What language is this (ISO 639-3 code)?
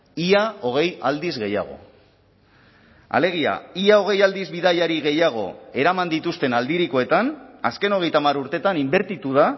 eus